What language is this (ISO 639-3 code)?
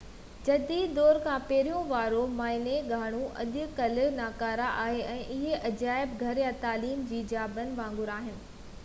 snd